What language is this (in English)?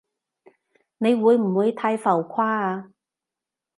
Cantonese